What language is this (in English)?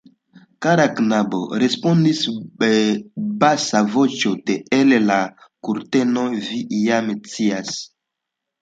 Esperanto